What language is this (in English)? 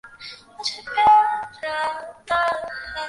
Bangla